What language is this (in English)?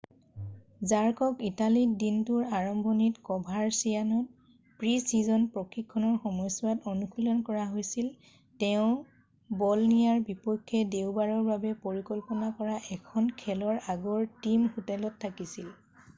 Assamese